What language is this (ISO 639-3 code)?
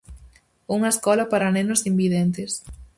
glg